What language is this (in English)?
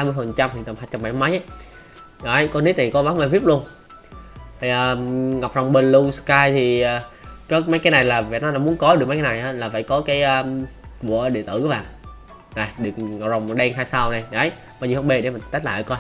Vietnamese